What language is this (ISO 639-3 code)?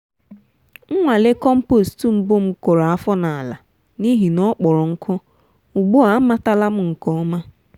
ibo